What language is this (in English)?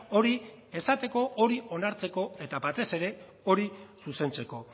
Basque